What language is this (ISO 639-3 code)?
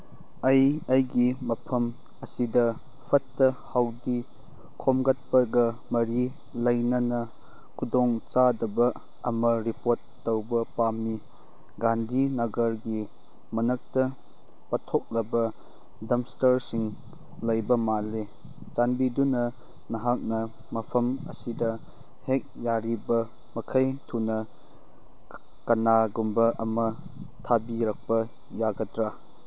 mni